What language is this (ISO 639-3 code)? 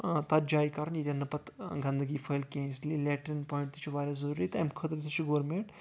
kas